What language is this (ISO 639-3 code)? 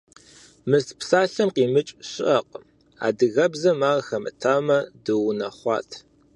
kbd